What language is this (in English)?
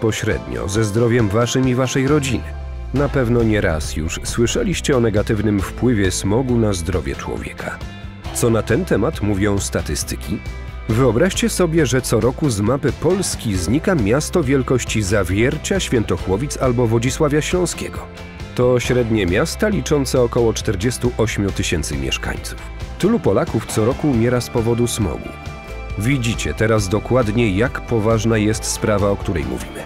Polish